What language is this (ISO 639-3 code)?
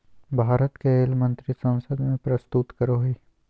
mag